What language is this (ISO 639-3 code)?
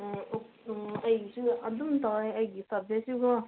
mni